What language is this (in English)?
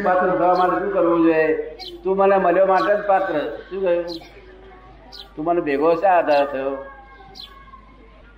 Gujarati